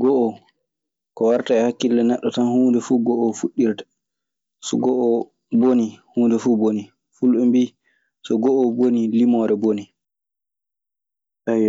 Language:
Maasina Fulfulde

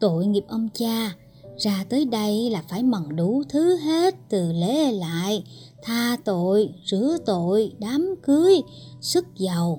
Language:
Vietnamese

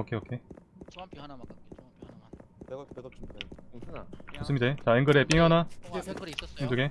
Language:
Korean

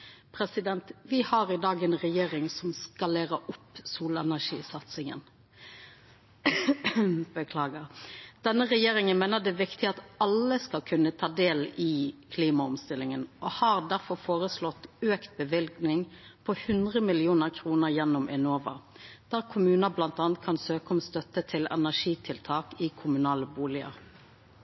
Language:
Norwegian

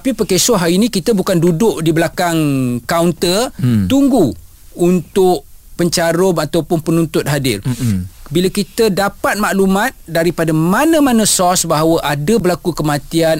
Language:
Malay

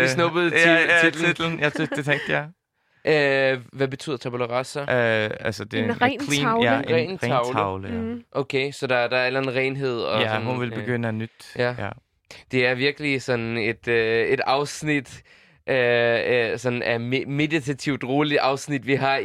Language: Danish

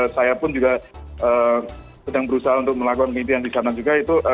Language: Indonesian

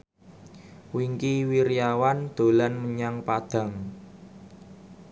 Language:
Javanese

